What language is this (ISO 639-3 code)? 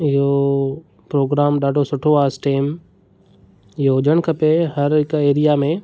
snd